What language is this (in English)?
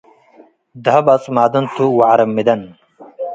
Tigre